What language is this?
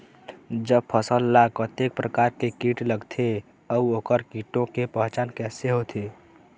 Chhattisgarhi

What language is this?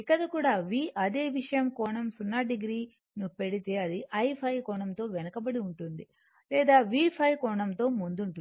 Telugu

